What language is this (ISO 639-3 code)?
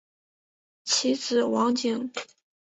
zho